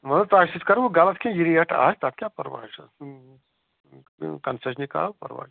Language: Kashmiri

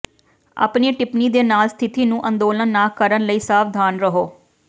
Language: Punjabi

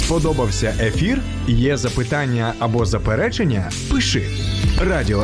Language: Ukrainian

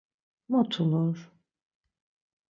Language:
Laz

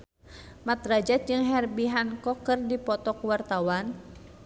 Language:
Sundanese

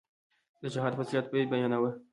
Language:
Pashto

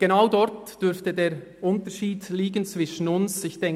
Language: Swiss German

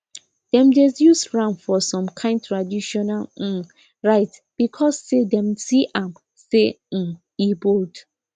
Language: Nigerian Pidgin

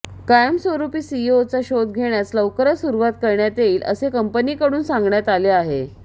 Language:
Marathi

